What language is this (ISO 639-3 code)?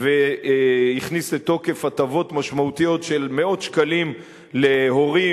heb